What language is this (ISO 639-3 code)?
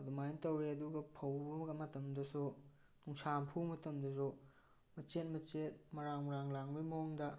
mni